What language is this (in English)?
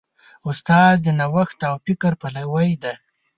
Pashto